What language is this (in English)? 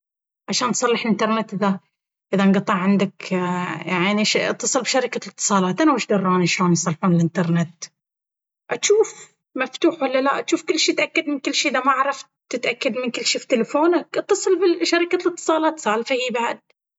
Baharna Arabic